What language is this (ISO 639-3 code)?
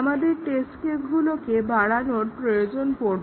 ben